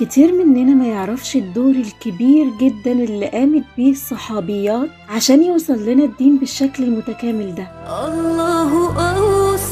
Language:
Arabic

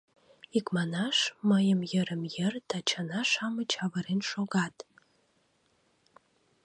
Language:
Mari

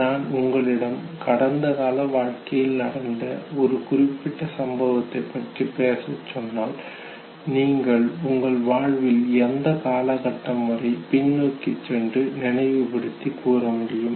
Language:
Tamil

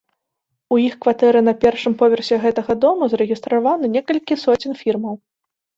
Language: Belarusian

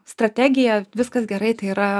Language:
Lithuanian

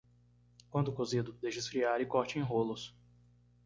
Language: Portuguese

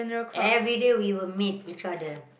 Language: English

